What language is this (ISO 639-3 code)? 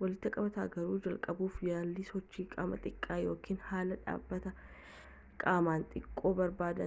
orm